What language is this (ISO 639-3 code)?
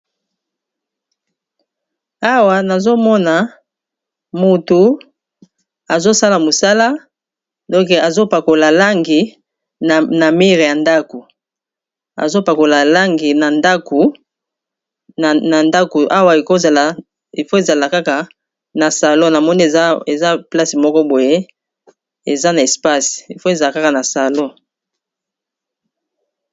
lin